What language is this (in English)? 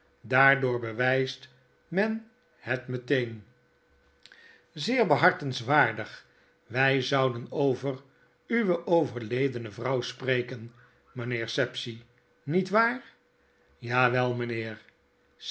Dutch